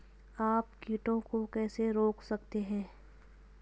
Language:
Hindi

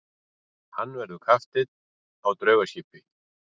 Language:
Icelandic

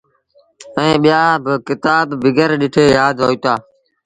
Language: Sindhi Bhil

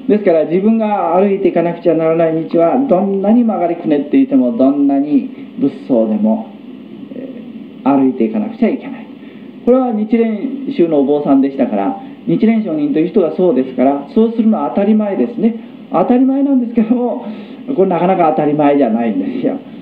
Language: Japanese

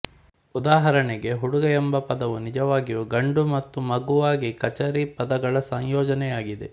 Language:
Kannada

